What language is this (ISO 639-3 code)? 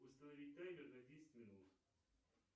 rus